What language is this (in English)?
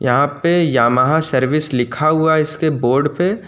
Hindi